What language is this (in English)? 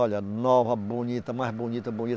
Portuguese